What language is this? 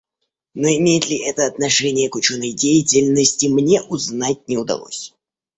Russian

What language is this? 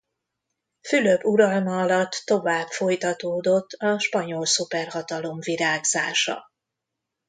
Hungarian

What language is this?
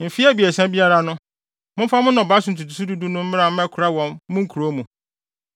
Akan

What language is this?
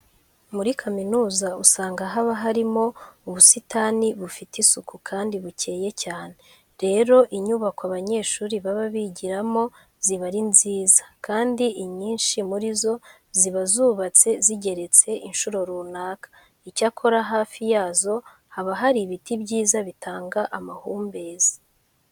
Kinyarwanda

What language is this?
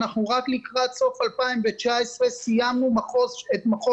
Hebrew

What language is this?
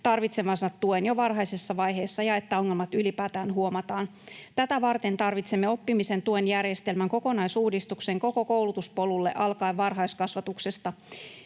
Finnish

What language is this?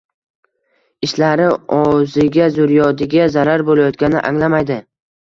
Uzbek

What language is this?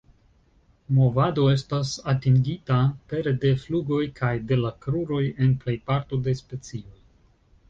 Esperanto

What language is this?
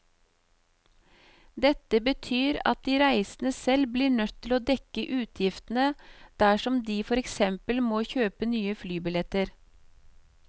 Norwegian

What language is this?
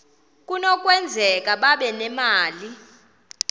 Xhosa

